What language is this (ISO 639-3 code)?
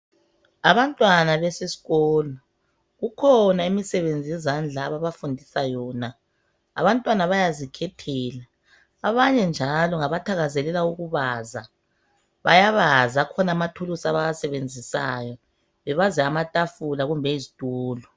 nde